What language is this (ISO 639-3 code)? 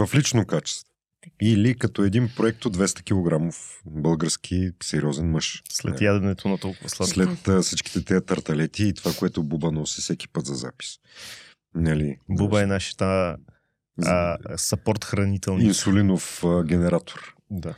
bul